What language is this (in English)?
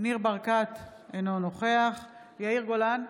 Hebrew